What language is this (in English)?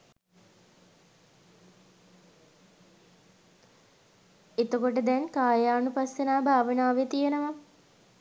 Sinhala